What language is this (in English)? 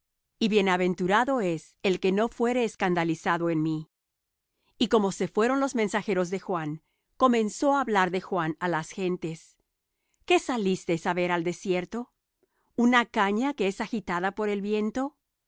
Spanish